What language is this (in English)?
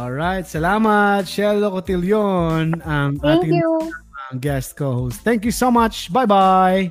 Filipino